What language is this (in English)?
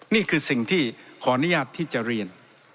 Thai